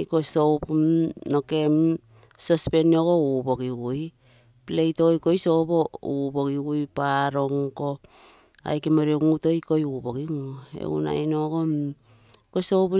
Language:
Terei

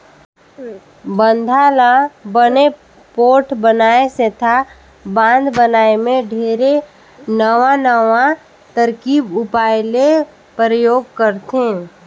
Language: Chhattisgarhi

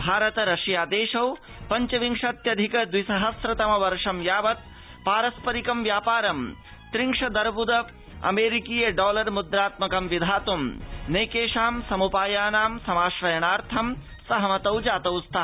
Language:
Sanskrit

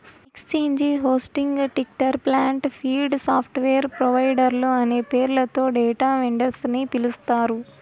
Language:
Telugu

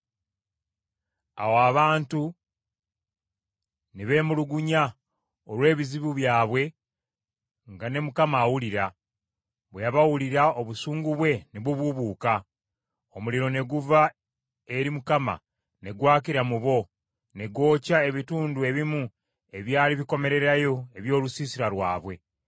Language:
Ganda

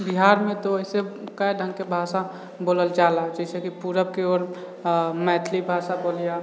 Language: Maithili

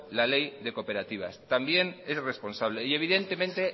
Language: Spanish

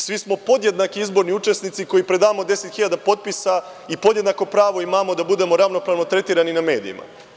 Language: Serbian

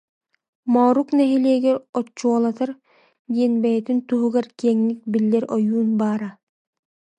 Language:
Yakut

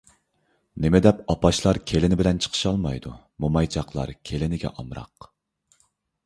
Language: Uyghur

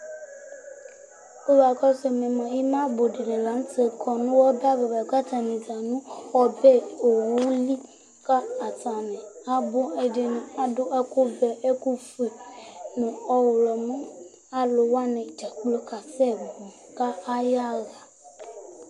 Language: Ikposo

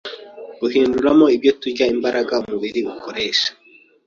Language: Kinyarwanda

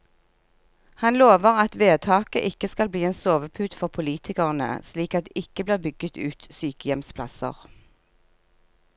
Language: Norwegian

